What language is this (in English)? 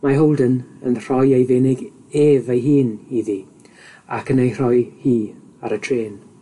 Welsh